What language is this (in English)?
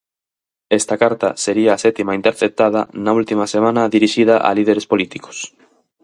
Galician